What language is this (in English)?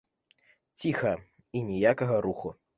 Belarusian